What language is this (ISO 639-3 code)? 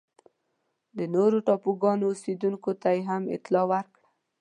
pus